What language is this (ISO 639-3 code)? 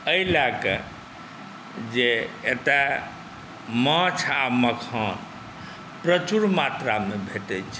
mai